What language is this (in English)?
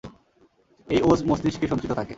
Bangla